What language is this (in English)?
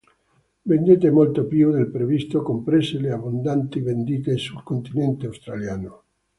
Italian